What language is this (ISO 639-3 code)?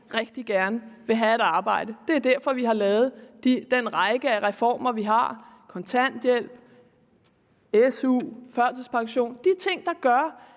dan